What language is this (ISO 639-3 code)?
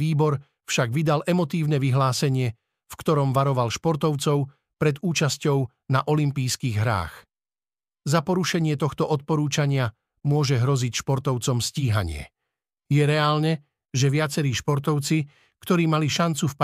slk